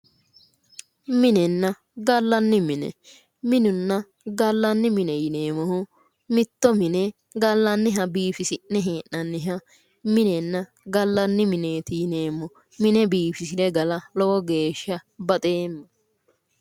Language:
Sidamo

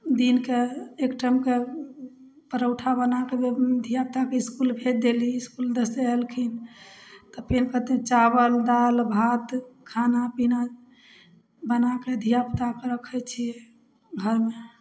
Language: Maithili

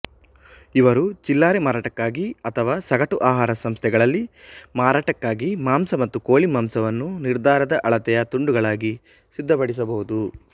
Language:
Kannada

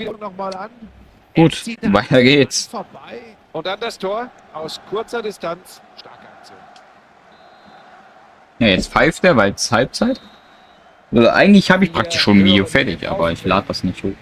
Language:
German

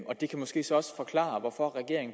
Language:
Danish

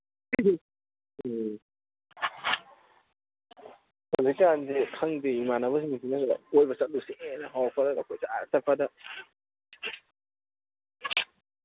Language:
Manipuri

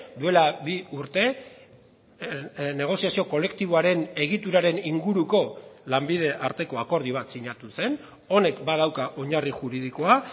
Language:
Basque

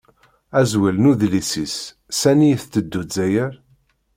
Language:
Kabyle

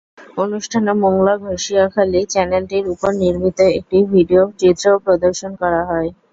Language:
Bangla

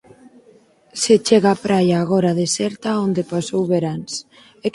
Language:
Galician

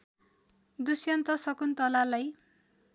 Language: Nepali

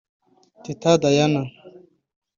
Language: Kinyarwanda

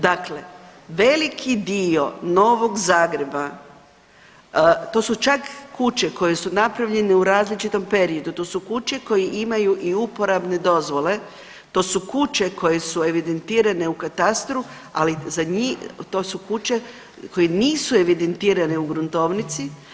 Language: Croatian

